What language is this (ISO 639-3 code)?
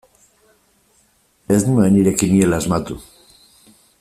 eus